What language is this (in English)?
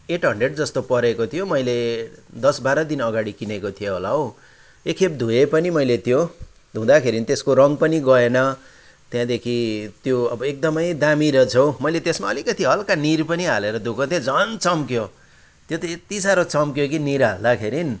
Nepali